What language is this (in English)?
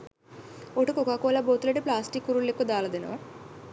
Sinhala